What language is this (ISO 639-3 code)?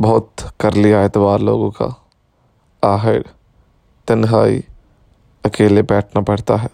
urd